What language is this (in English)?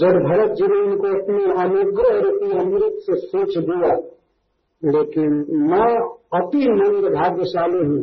Hindi